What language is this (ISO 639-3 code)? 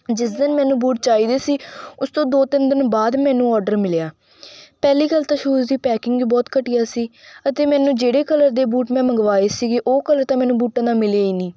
pan